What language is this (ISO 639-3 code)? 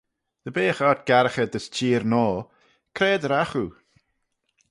glv